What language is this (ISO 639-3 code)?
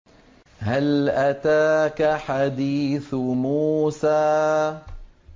ara